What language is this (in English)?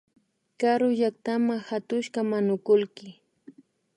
Imbabura Highland Quichua